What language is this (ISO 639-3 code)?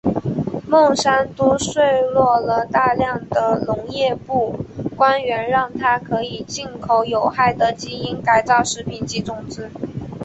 zho